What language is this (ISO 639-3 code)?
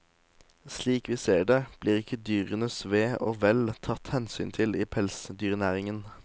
nor